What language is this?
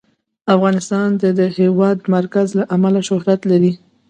Pashto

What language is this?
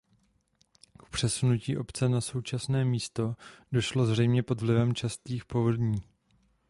Czech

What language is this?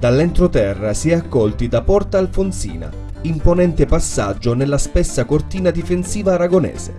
Italian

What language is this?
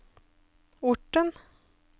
Norwegian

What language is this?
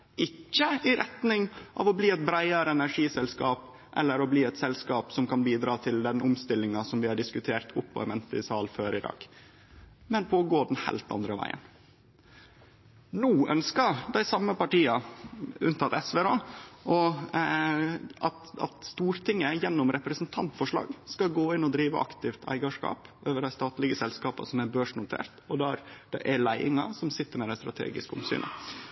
Norwegian Nynorsk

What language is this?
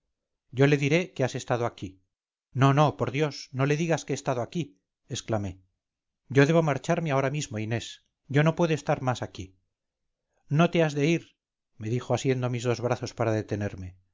Spanish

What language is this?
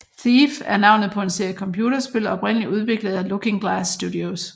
Danish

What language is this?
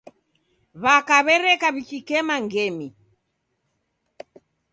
Taita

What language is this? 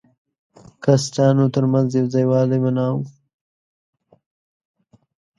Pashto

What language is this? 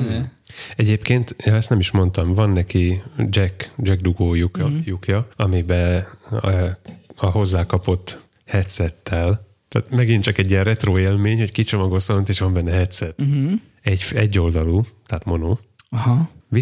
Hungarian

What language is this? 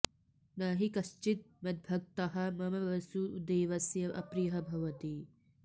Sanskrit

